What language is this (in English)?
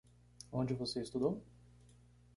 Portuguese